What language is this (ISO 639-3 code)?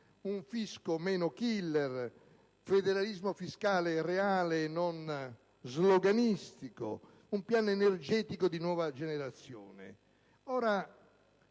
ita